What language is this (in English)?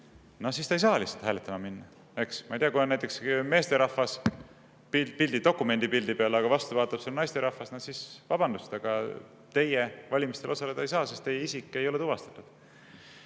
Estonian